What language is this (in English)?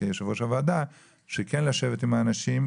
Hebrew